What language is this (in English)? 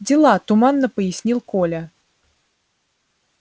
Russian